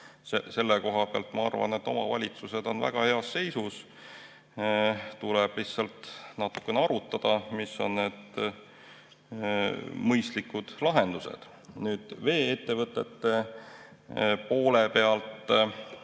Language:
Estonian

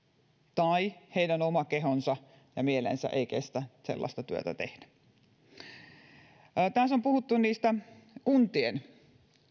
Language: Finnish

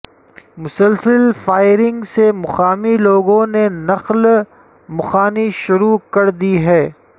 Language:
Urdu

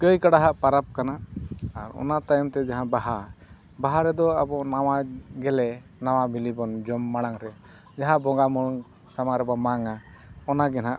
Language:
Santali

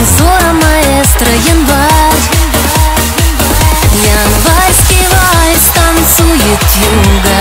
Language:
Russian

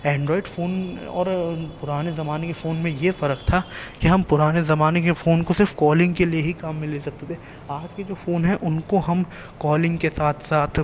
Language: Urdu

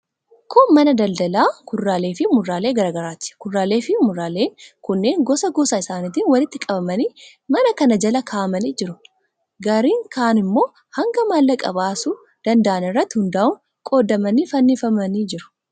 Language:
Oromo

